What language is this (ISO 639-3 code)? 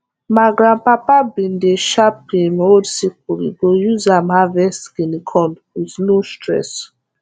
pcm